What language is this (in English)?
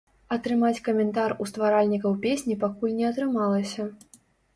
Belarusian